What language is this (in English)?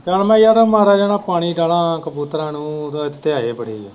Punjabi